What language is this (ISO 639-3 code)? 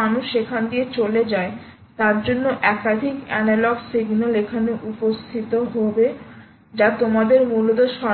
ben